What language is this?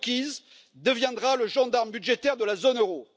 French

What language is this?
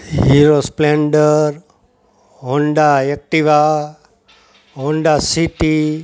Gujarati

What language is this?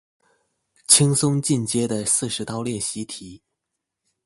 Chinese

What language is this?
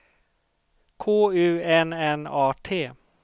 Swedish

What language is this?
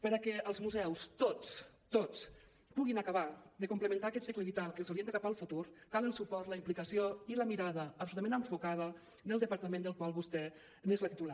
Catalan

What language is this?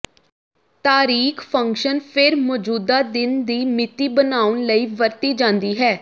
Punjabi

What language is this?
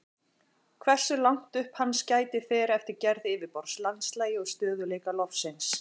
Icelandic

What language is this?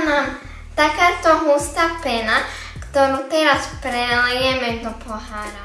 Slovak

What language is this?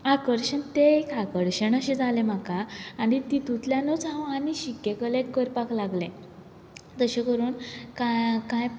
Konkani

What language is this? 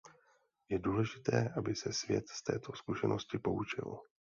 Czech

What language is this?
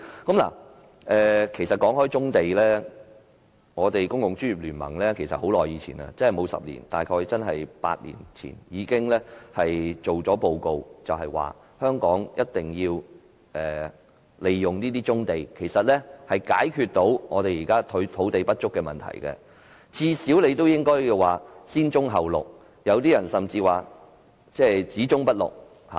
Cantonese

